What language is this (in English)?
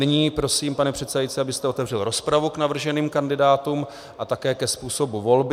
Czech